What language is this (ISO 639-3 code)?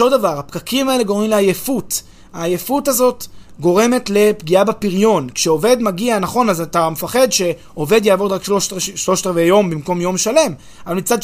heb